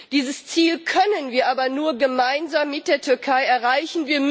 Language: German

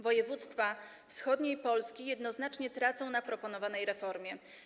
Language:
Polish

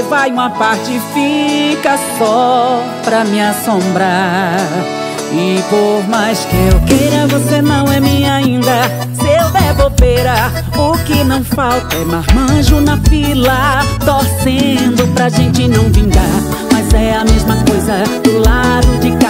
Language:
Portuguese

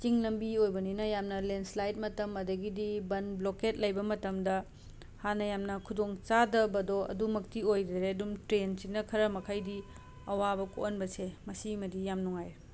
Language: Manipuri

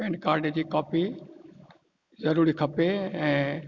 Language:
Sindhi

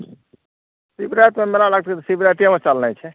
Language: Maithili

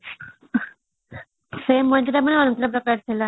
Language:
Odia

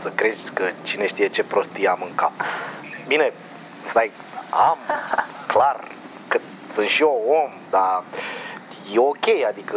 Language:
Romanian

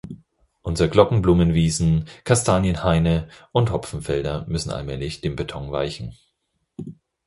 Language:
German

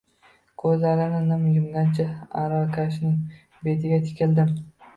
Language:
Uzbek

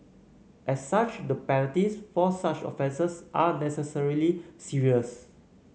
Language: English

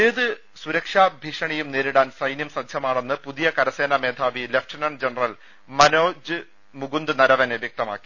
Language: Malayalam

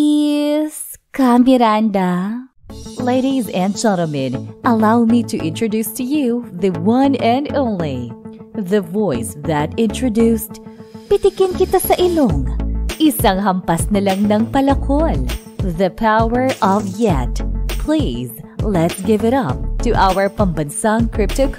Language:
Filipino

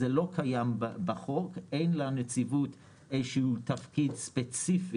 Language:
Hebrew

